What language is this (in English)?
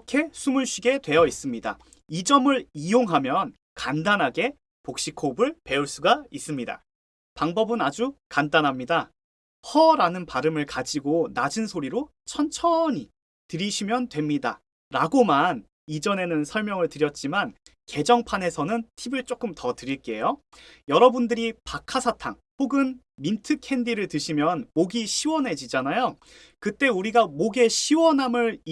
Korean